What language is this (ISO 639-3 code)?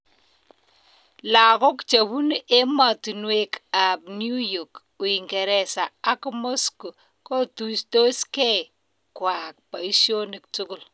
kln